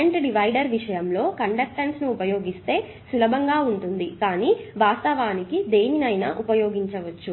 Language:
Telugu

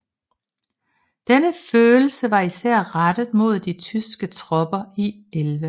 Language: Danish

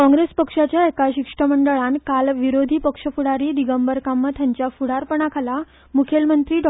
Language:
Konkani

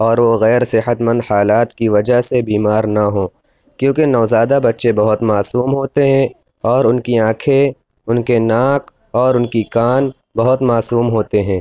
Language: Urdu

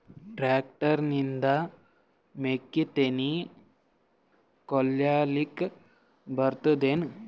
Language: Kannada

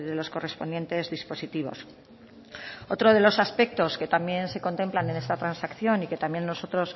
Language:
Spanish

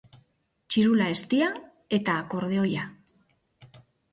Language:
Basque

